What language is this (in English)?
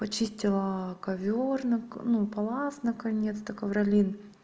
Russian